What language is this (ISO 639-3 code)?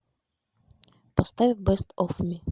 rus